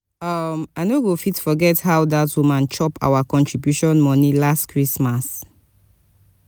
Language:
Nigerian Pidgin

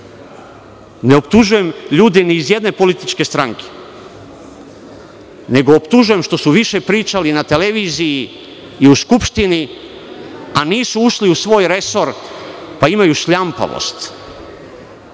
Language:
Serbian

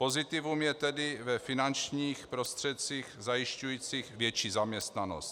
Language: Czech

